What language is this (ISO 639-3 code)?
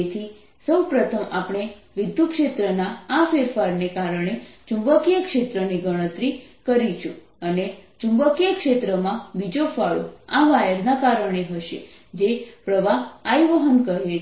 guj